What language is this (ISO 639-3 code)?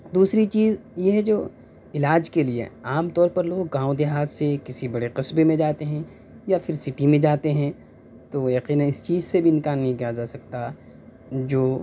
urd